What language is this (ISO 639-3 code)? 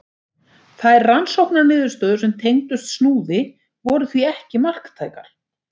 isl